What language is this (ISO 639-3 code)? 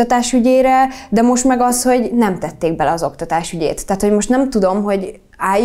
hun